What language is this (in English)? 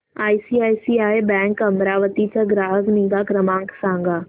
Marathi